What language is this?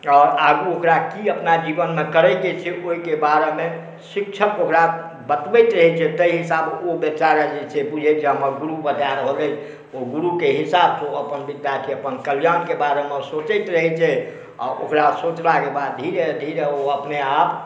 Maithili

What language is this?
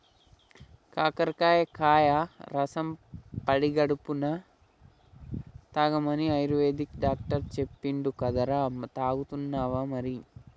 Telugu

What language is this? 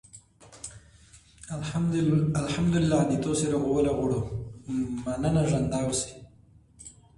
English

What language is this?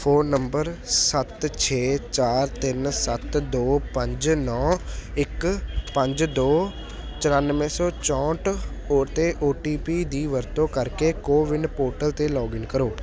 Punjabi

